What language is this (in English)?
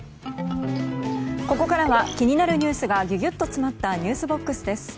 Japanese